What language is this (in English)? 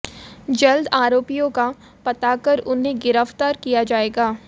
Hindi